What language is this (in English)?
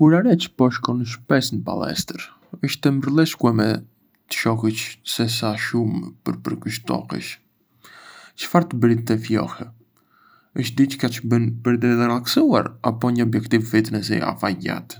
Arbëreshë Albanian